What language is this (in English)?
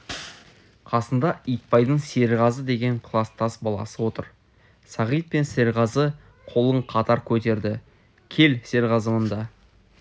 Kazakh